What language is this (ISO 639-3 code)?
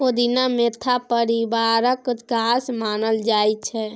mai